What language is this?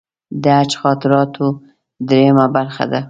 Pashto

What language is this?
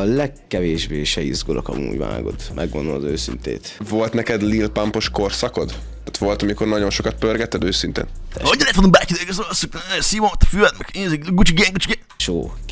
Hungarian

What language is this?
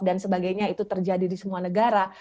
Indonesian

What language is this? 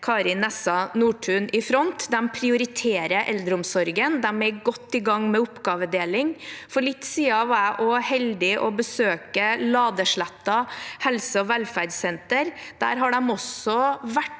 Norwegian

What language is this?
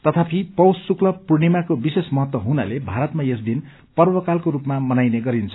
Nepali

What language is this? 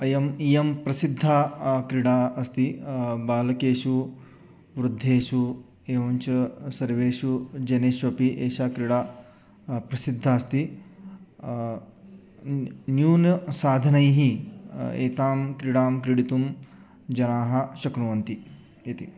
Sanskrit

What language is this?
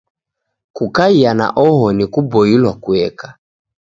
Taita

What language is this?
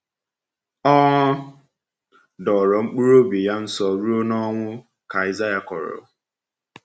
Igbo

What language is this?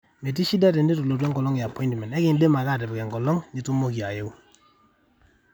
Masai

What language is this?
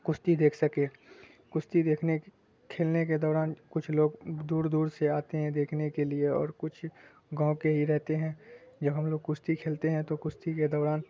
Urdu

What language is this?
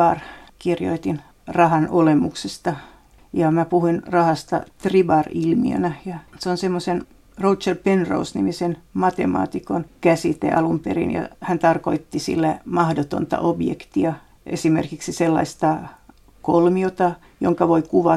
Finnish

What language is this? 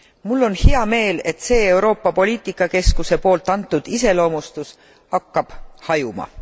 Estonian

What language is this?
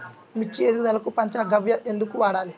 Telugu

